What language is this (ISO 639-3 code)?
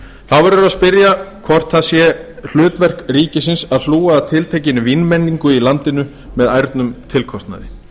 isl